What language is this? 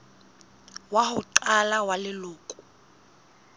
Southern Sotho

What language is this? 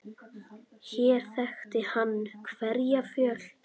Icelandic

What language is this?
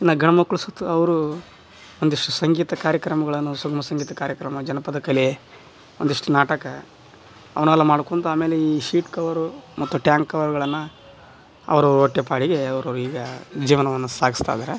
Kannada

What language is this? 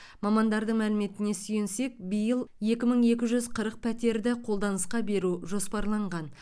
Kazakh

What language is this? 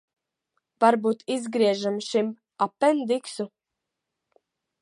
Latvian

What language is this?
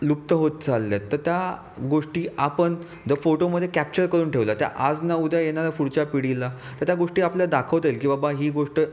Marathi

